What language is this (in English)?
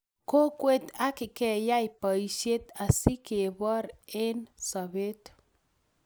Kalenjin